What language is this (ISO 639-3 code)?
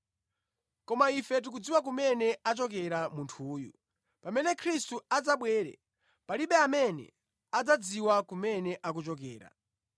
nya